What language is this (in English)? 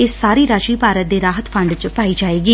Punjabi